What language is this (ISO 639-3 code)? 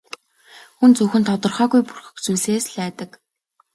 mon